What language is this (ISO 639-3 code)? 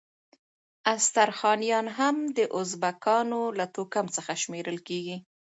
pus